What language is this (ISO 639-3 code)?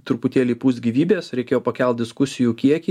lit